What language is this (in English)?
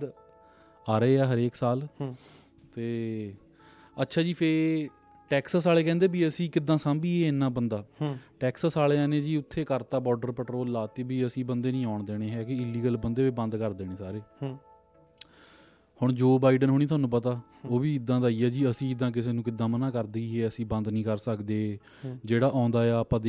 Punjabi